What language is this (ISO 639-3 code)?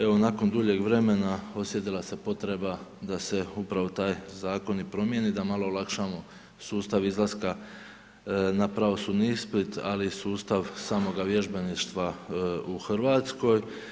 hrv